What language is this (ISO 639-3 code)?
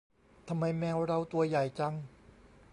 tha